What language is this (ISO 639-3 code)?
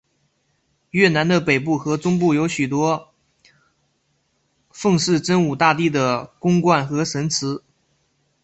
zho